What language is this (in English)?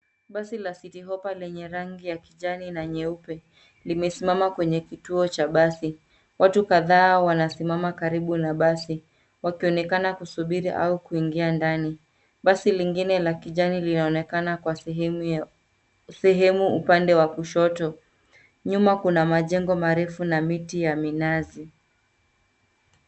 Swahili